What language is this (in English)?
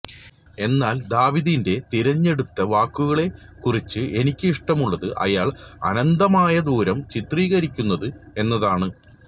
Malayalam